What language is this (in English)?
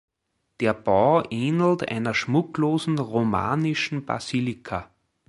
German